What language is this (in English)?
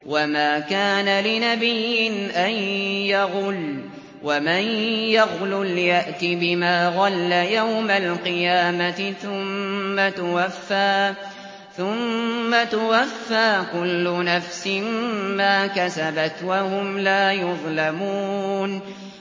Arabic